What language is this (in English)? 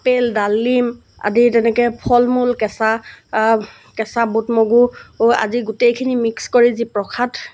Assamese